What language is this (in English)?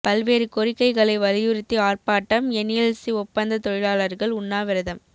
Tamil